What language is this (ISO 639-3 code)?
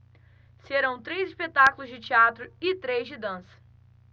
por